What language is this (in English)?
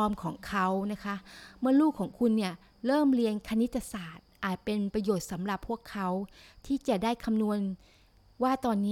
Thai